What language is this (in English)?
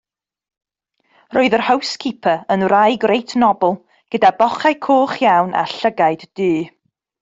Welsh